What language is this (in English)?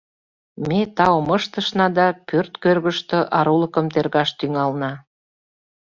Mari